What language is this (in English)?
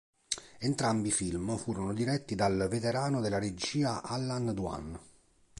Italian